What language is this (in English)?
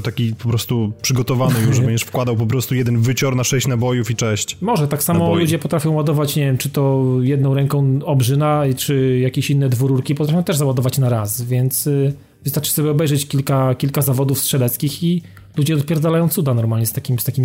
Polish